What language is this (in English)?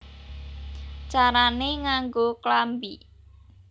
Javanese